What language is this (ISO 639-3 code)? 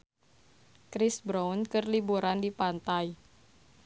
sun